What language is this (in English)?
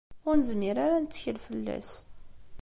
Kabyle